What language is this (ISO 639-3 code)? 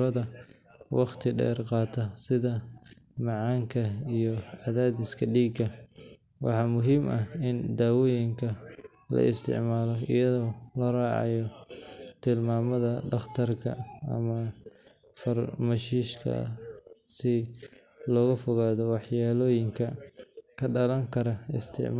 som